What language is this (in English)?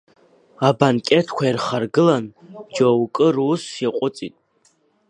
Abkhazian